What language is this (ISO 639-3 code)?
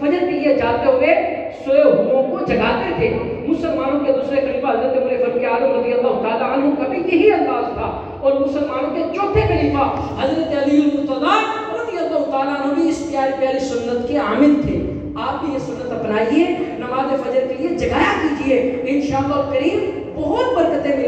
ara